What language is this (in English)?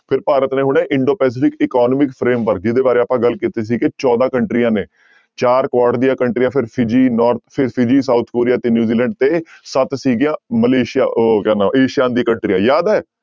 Punjabi